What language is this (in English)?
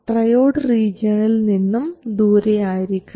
Malayalam